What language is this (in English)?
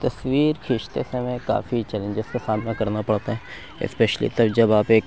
Urdu